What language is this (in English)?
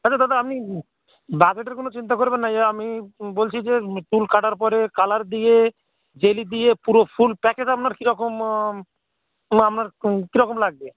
Bangla